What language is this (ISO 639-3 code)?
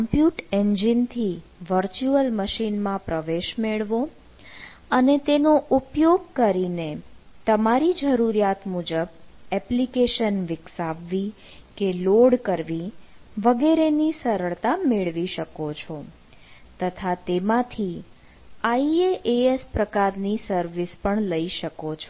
guj